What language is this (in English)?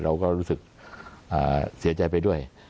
Thai